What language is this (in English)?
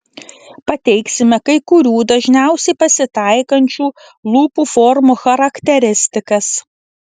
Lithuanian